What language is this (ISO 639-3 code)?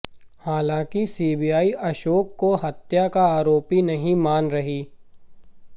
hin